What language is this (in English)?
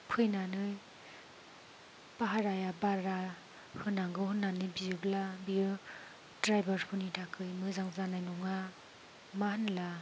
Bodo